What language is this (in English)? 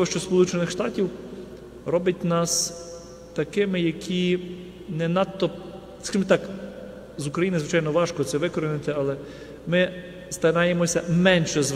Ukrainian